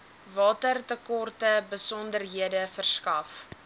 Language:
Afrikaans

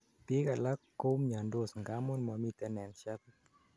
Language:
Kalenjin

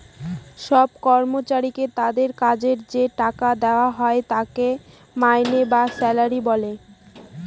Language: Bangla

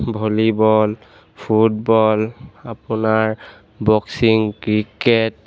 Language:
Assamese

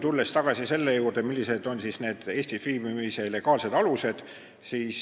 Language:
Estonian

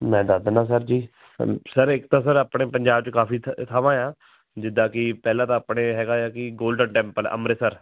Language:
Punjabi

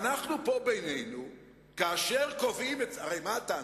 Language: Hebrew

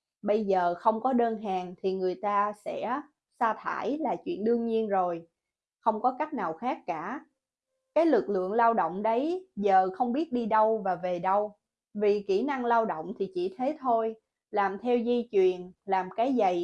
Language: Vietnamese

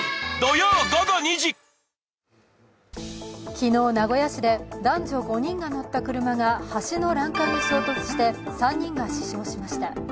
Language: Japanese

